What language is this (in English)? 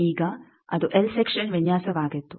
Kannada